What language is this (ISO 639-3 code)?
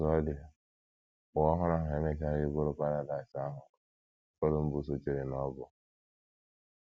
ibo